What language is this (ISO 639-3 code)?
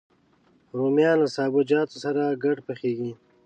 pus